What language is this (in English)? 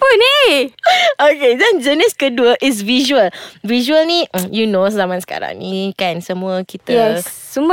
Malay